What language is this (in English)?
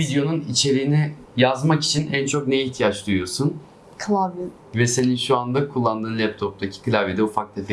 Turkish